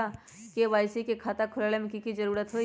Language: Magahi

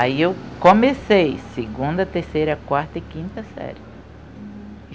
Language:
Portuguese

